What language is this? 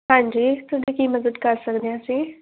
Punjabi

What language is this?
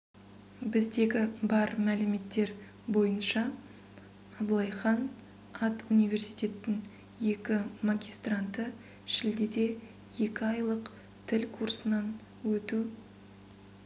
Kazakh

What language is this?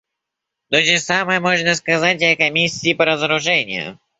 Russian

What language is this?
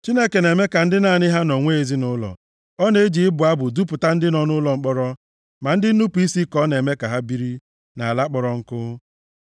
Igbo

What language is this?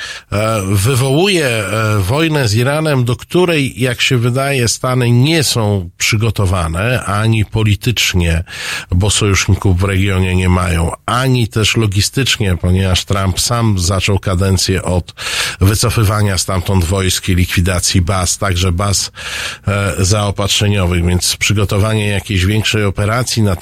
Polish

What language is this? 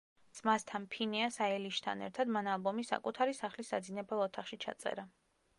Georgian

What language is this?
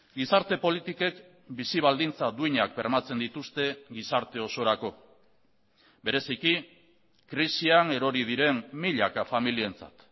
Basque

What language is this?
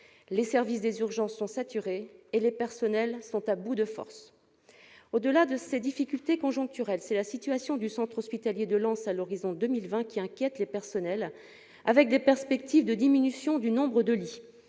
French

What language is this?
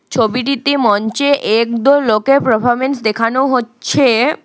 Bangla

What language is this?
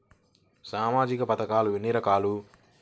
Telugu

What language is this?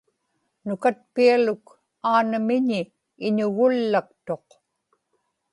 Inupiaq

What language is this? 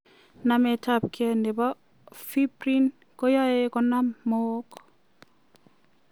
Kalenjin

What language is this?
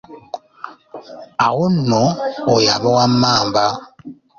Ganda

